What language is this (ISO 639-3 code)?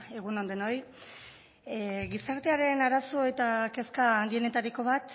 eus